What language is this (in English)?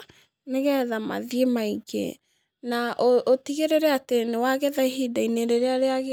Kikuyu